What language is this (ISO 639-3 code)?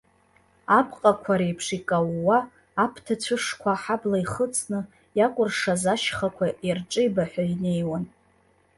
abk